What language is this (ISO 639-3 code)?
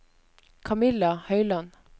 nor